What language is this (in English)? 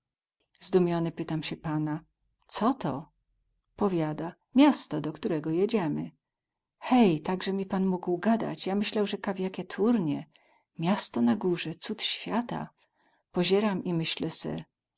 Polish